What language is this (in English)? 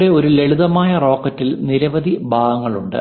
Malayalam